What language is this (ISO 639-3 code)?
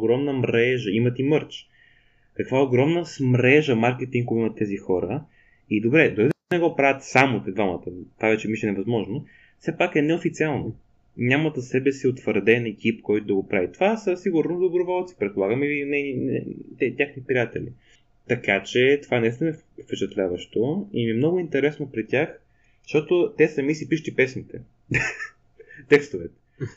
bul